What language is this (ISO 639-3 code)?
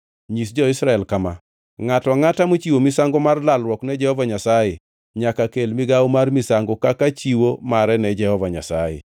luo